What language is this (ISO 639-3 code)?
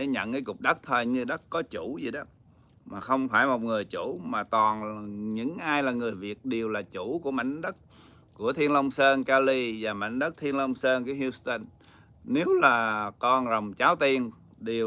vie